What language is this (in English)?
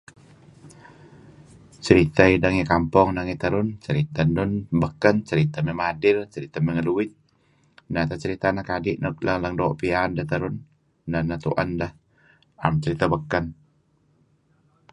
Kelabit